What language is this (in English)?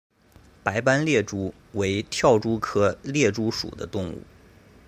Chinese